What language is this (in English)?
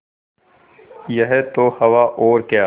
Hindi